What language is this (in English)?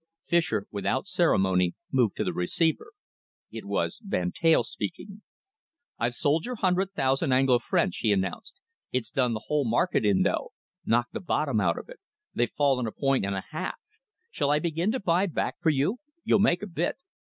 English